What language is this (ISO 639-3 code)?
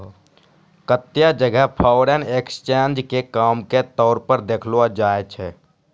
mai